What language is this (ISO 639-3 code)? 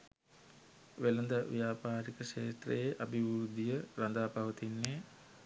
sin